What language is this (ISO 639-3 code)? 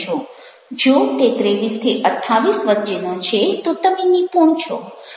guj